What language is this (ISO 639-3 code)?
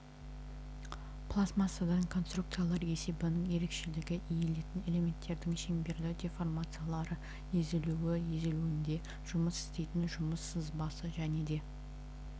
kaz